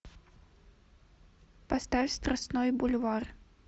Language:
Russian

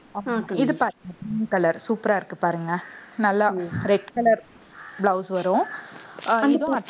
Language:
Tamil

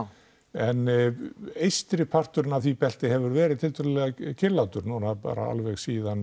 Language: Icelandic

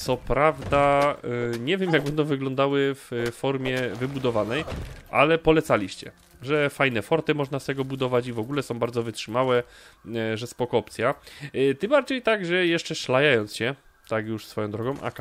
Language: Polish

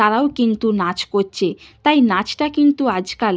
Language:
Bangla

